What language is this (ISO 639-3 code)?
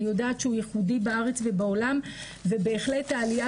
heb